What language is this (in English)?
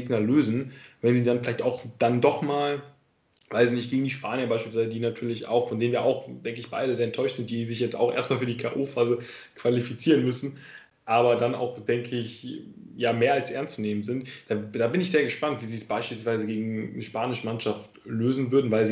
German